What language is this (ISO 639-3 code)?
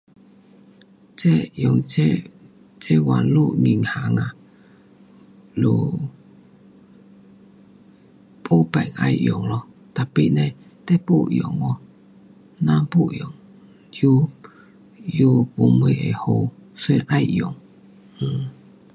cpx